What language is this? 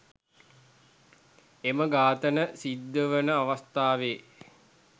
Sinhala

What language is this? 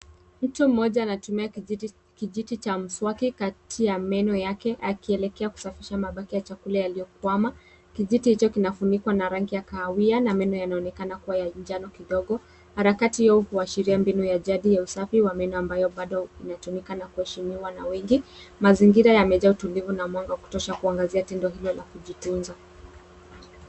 Swahili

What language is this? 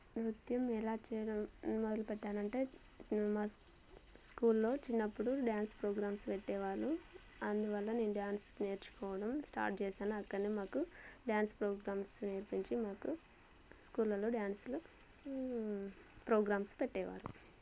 Telugu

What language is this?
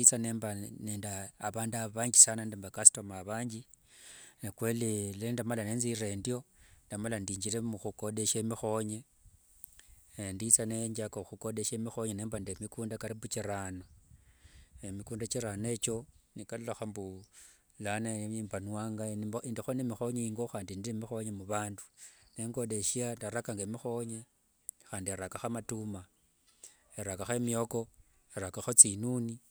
Wanga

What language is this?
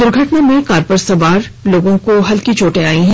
Hindi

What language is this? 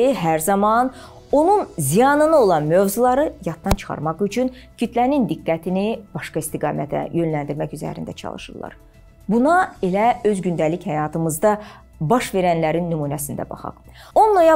Turkish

